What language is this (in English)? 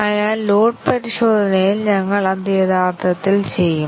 Malayalam